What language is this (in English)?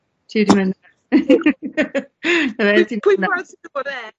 Welsh